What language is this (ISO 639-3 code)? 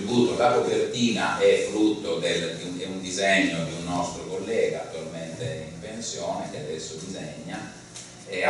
ita